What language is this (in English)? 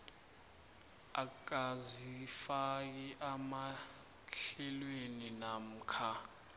South Ndebele